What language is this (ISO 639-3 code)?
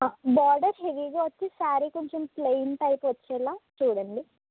tel